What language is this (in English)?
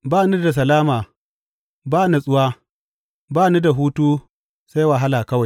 Hausa